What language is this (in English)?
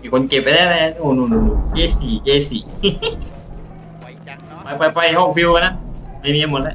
Thai